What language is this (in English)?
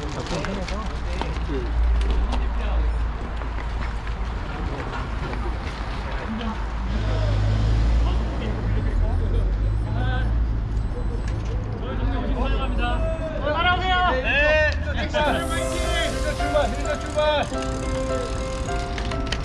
Korean